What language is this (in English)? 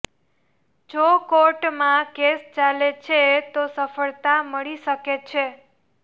Gujarati